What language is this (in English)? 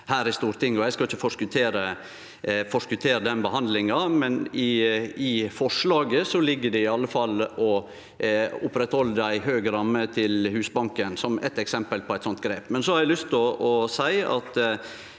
Norwegian